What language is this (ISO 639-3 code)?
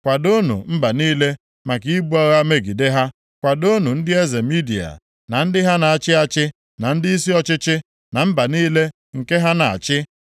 ibo